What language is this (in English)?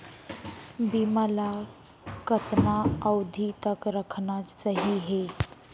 Chhattisgarhi